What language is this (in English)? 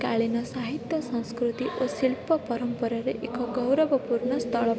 Odia